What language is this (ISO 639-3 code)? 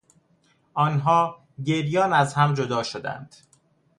fas